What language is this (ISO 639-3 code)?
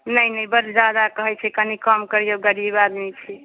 mai